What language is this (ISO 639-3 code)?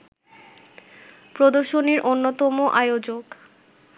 ben